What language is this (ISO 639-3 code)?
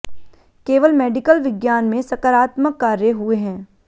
hin